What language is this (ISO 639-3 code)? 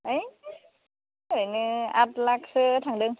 brx